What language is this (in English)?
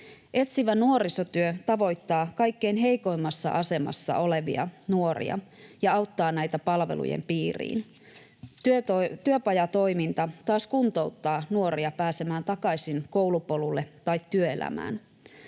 Finnish